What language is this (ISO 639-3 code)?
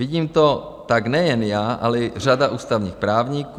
ces